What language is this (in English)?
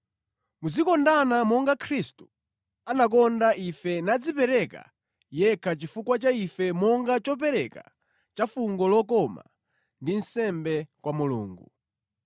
Nyanja